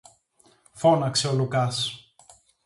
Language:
Greek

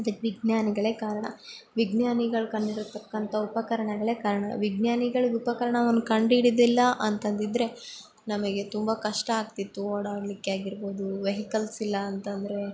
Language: Kannada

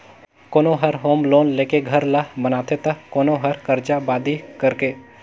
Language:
Chhattisgarhi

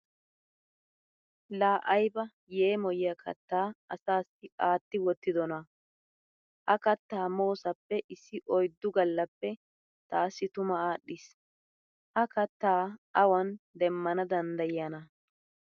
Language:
Wolaytta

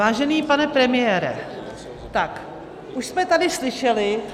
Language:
Czech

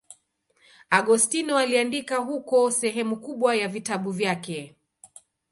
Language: Swahili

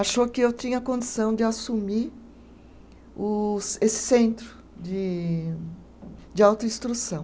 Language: Portuguese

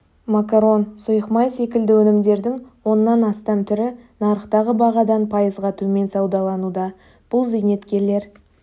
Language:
Kazakh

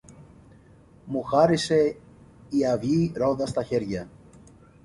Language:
Greek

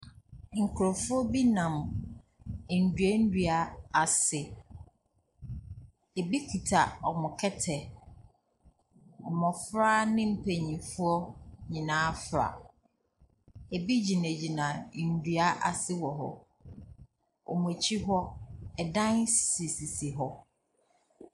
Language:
Akan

